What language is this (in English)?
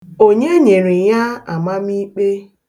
Igbo